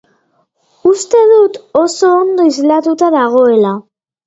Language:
Basque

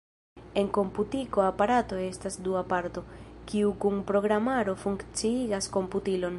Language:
Esperanto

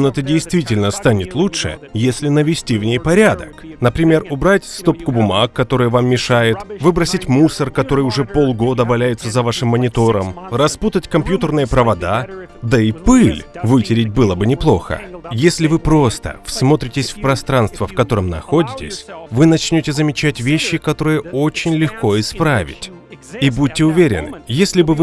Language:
Russian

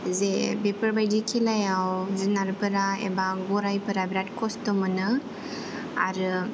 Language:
Bodo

